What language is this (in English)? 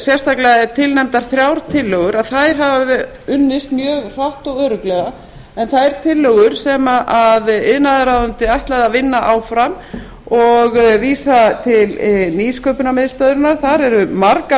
Icelandic